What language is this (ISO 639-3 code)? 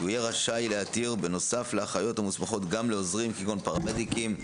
heb